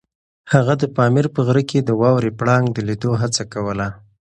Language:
Pashto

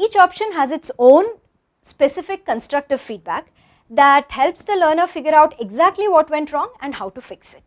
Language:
English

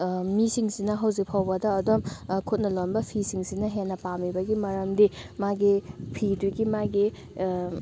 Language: Manipuri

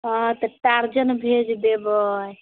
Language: Maithili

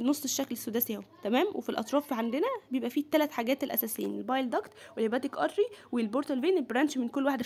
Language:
Arabic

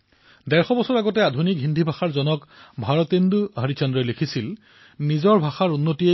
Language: Assamese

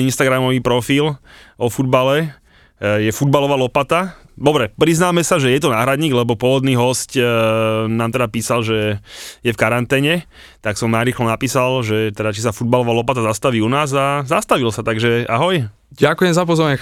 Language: Slovak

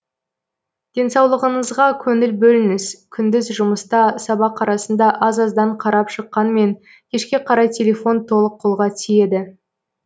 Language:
Kazakh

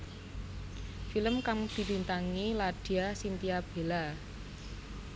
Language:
Javanese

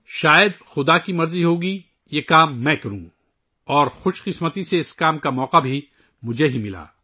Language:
Urdu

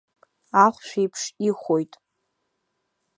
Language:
Abkhazian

